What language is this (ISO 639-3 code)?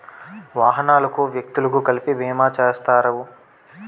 tel